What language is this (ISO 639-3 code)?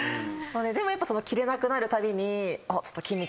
jpn